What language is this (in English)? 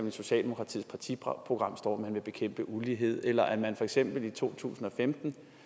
Danish